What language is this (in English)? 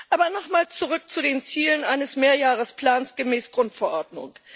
German